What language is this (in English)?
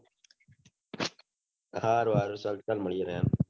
Gujarati